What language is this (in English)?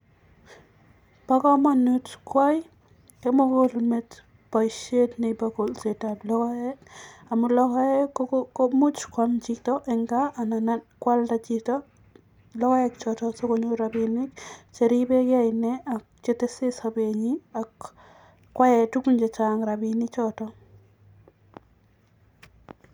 Kalenjin